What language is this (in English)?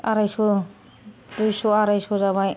Bodo